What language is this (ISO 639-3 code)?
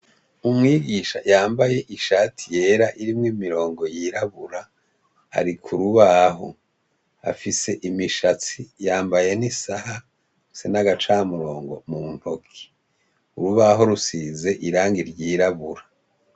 run